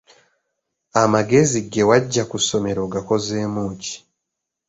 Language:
Ganda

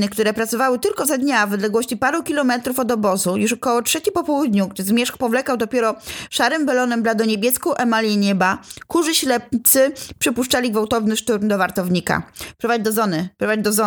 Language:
Polish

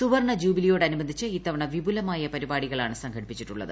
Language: Malayalam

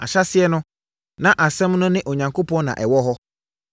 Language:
Akan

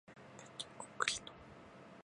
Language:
Japanese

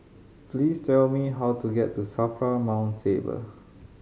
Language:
English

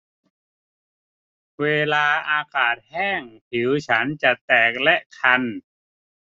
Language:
Thai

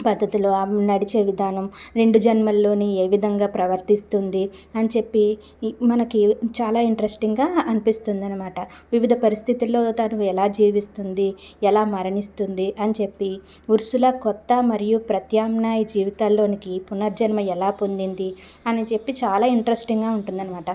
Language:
Telugu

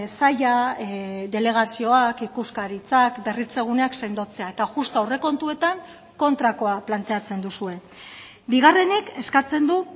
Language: Basque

